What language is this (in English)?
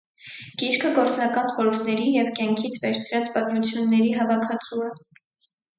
Armenian